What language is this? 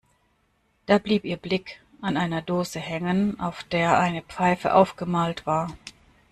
German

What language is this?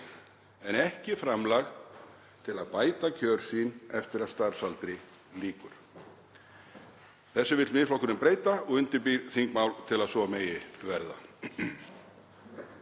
Icelandic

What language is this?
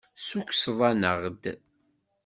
Kabyle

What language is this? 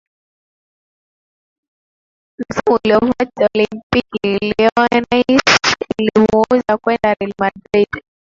Swahili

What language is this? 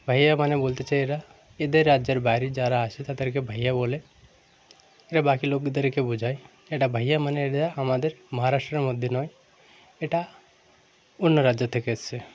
Bangla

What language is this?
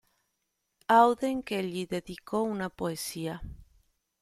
Italian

